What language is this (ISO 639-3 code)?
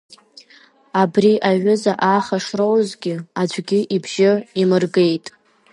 abk